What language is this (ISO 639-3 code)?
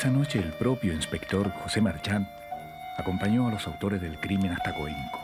spa